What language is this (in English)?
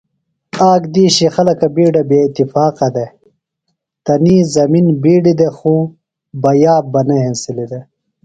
Phalura